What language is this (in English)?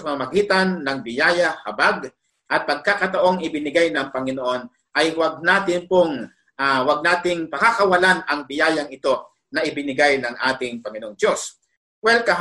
Filipino